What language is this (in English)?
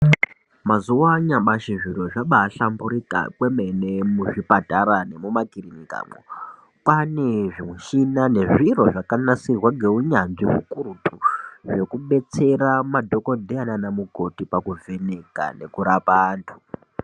Ndau